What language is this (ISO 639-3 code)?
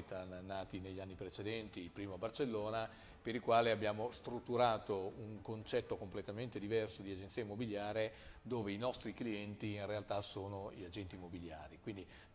ita